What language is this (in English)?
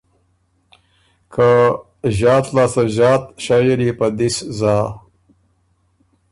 Ormuri